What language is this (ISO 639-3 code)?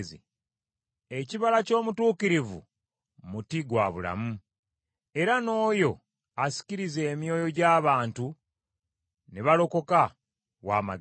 lug